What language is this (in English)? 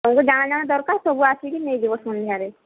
Odia